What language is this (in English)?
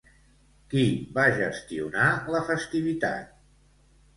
Catalan